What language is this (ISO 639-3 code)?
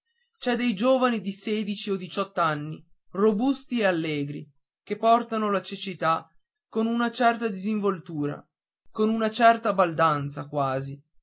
ita